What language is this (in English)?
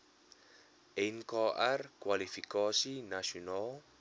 Afrikaans